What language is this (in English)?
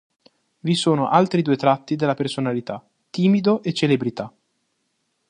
Italian